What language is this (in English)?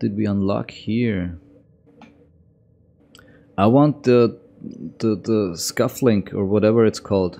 English